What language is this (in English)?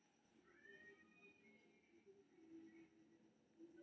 Maithili